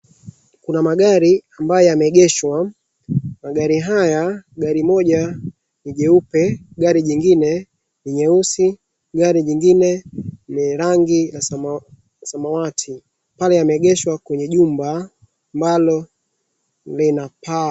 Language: Swahili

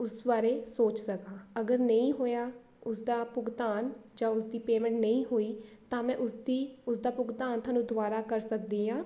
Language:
Punjabi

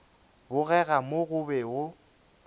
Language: Northern Sotho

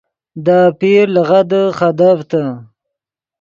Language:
Yidgha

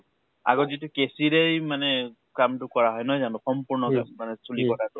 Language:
Assamese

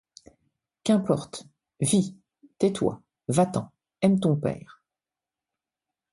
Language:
French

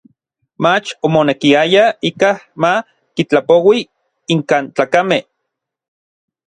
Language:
Orizaba Nahuatl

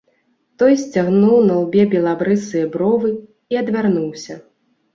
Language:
Belarusian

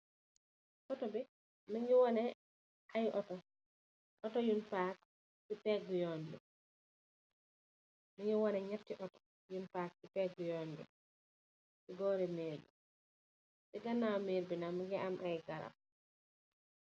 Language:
Wolof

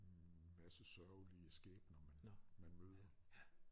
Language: Danish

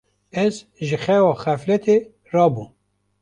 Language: Kurdish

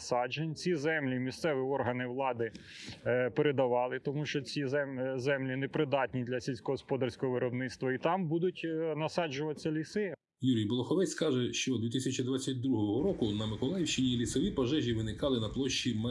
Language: Ukrainian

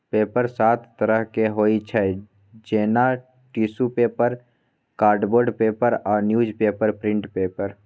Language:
Maithili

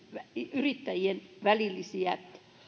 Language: Finnish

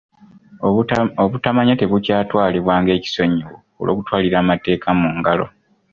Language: Ganda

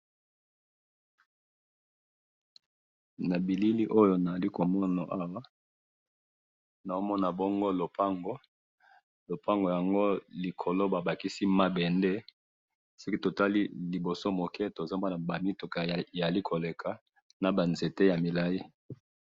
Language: Lingala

